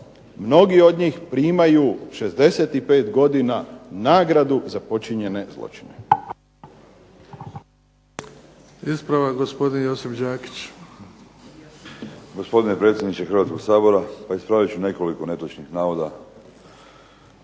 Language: Croatian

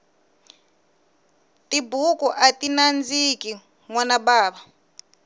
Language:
Tsonga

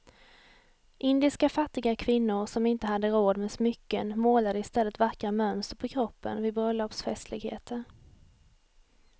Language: Swedish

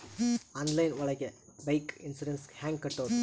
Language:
Kannada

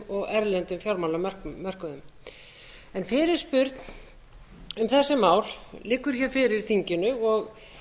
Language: Icelandic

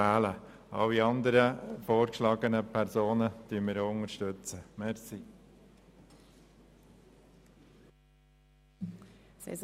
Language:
Swiss German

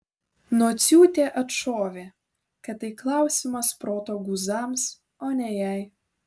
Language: Lithuanian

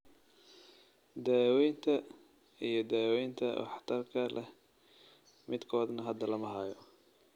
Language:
Somali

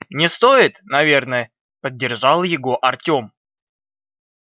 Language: Russian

